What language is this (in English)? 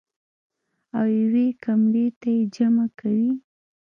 Pashto